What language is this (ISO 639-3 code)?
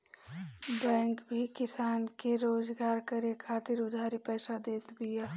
bho